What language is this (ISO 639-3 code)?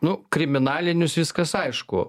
lit